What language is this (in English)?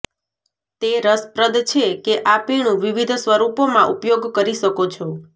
Gujarati